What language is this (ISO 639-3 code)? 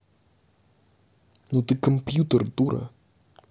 rus